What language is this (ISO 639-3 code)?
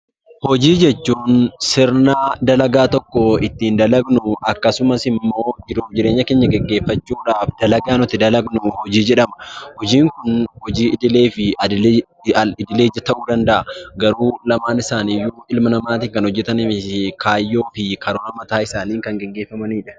orm